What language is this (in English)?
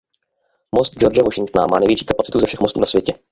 Czech